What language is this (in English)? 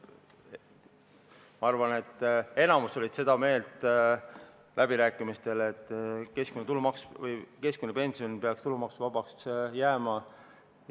Estonian